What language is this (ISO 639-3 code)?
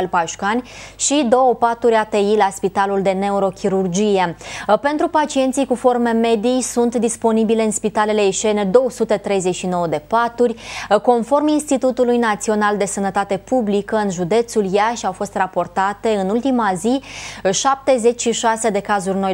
ron